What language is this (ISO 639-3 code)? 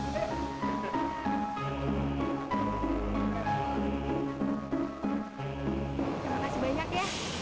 ind